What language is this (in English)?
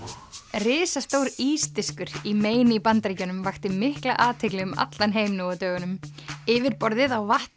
Icelandic